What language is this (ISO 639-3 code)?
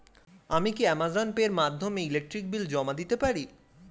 ben